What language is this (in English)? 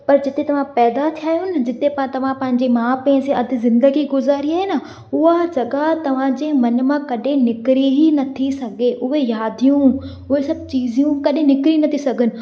Sindhi